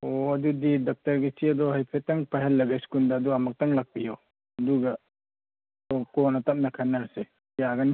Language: Manipuri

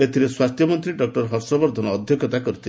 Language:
Odia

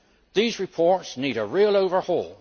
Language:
English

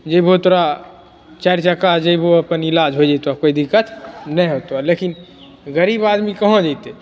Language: Maithili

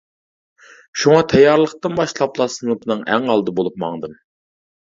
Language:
Uyghur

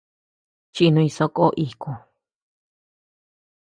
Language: Tepeuxila Cuicatec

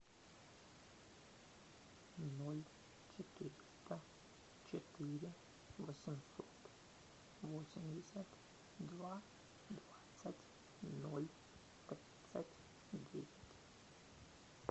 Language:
Russian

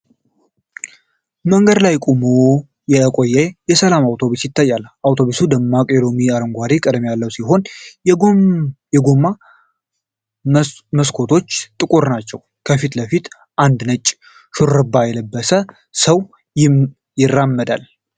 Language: Amharic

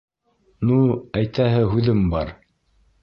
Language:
Bashkir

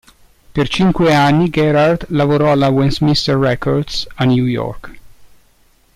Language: Italian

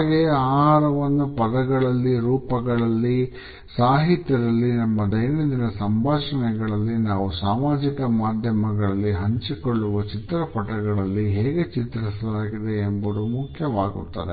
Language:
Kannada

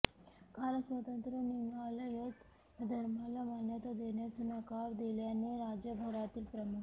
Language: Marathi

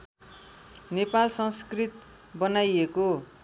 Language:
Nepali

